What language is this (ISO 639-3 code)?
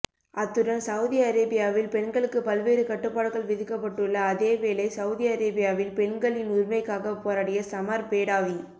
tam